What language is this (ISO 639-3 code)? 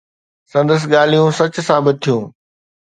snd